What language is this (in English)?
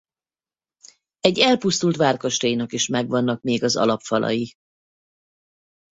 Hungarian